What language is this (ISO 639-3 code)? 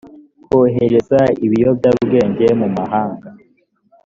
kin